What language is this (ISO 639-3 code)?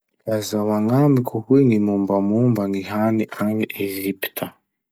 msh